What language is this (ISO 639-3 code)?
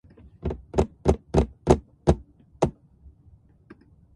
fra